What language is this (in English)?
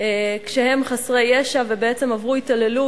Hebrew